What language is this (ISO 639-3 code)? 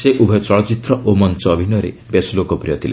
ori